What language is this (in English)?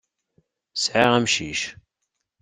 Kabyle